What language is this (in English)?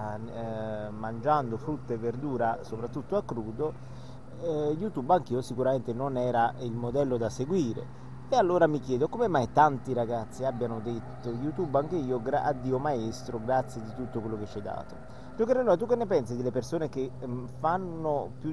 Italian